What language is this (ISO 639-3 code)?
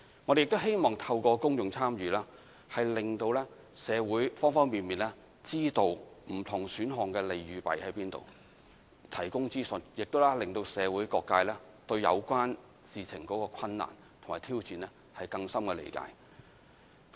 yue